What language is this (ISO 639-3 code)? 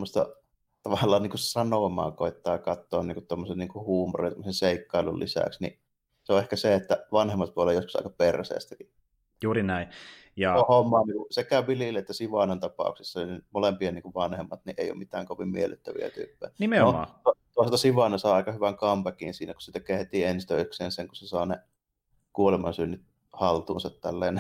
fin